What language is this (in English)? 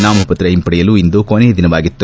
Kannada